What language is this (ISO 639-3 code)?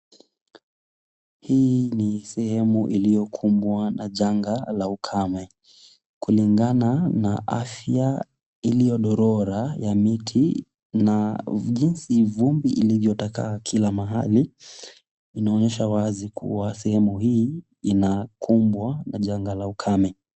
swa